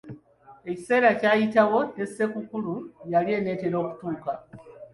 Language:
Ganda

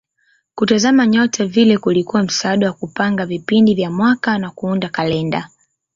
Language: Swahili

